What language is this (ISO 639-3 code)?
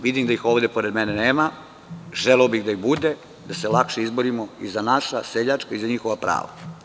srp